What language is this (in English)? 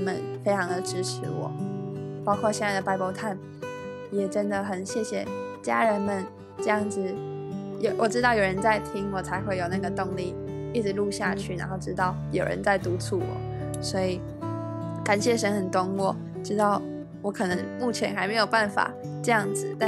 Chinese